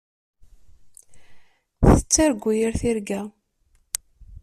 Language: Kabyle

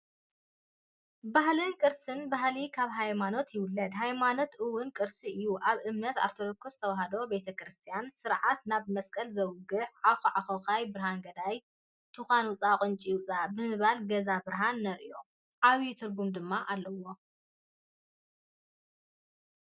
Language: Tigrinya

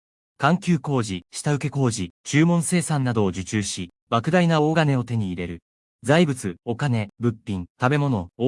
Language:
Japanese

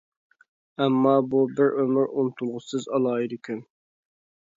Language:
Uyghur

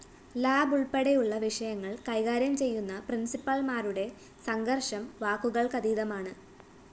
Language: Malayalam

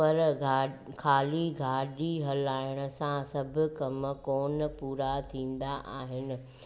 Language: Sindhi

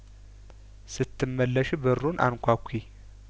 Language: Amharic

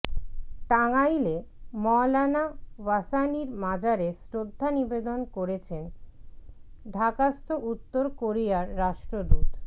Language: Bangla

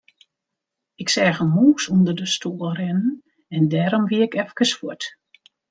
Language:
Western Frisian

